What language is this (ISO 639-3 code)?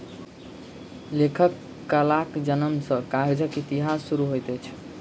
mai